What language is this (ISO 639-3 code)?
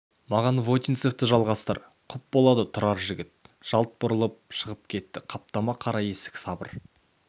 kaz